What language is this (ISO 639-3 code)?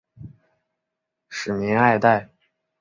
zho